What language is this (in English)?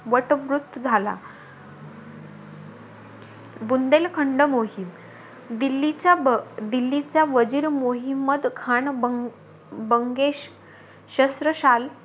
Marathi